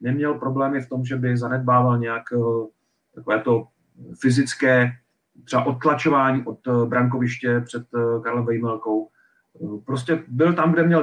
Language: Czech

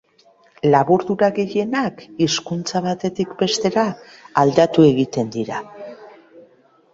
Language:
Basque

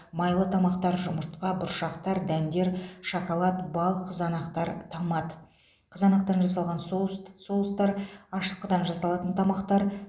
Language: Kazakh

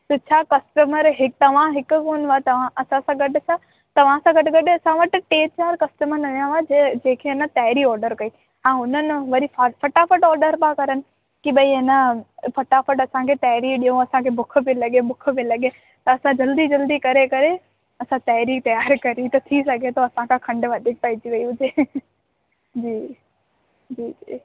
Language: Sindhi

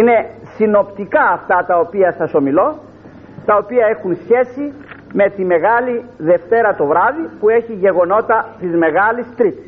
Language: Greek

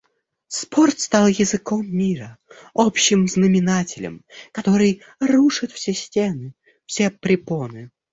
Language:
Russian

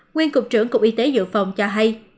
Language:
Vietnamese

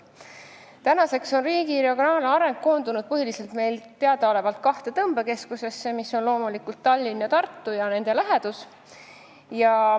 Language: Estonian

